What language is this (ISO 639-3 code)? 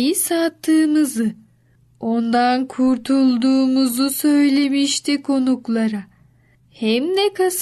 tur